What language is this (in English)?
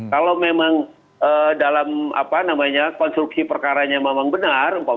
Indonesian